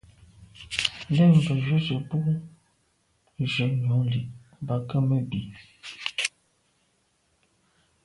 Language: Medumba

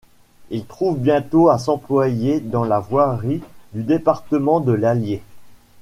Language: French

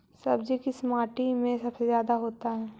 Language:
Magahi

